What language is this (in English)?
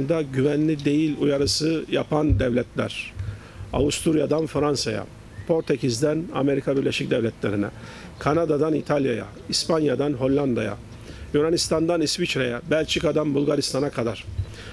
Turkish